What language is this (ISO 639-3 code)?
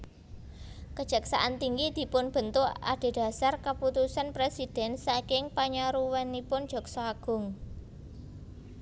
jav